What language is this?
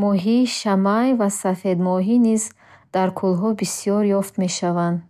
Bukharic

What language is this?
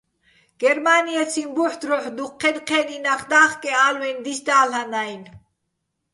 Bats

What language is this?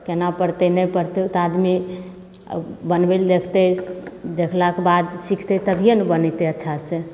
Maithili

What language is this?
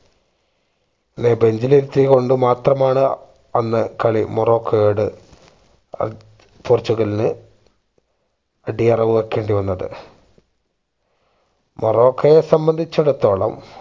Malayalam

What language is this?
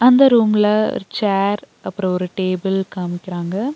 Tamil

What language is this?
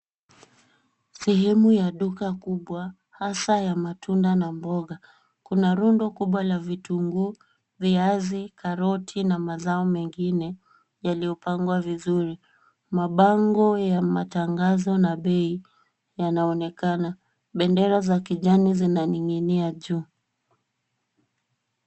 Swahili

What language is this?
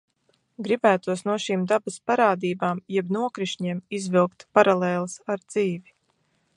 Latvian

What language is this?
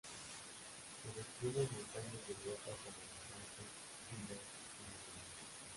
Spanish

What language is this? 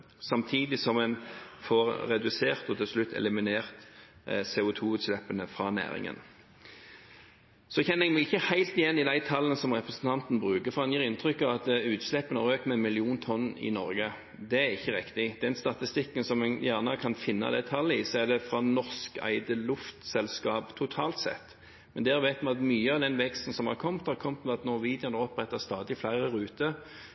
Norwegian Bokmål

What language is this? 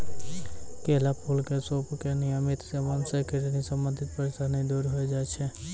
Maithili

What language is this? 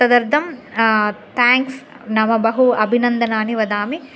Sanskrit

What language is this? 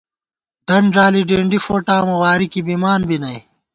Gawar-Bati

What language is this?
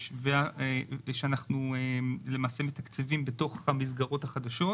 Hebrew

